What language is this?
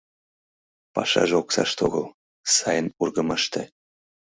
Mari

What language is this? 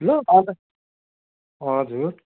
Nepali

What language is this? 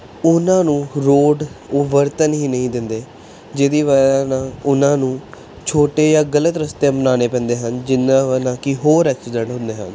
Punjabi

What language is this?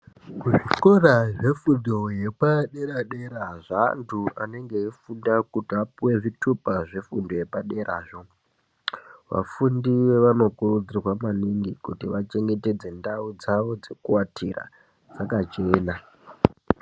Ndau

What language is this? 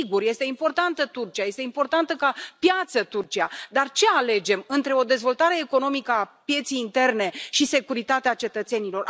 Romanian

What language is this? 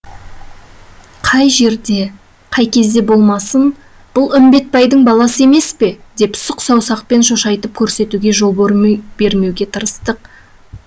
Kazakh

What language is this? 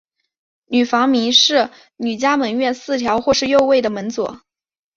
Chinese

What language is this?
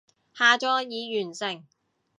Cantonese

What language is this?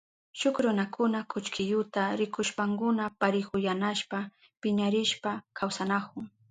Southern Pastaza Quechua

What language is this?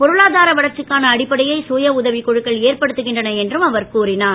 Tamil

